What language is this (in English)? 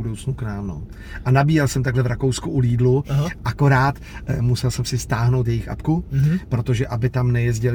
Czech